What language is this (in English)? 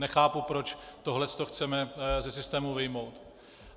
Czech